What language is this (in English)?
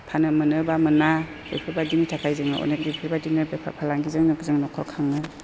Bodo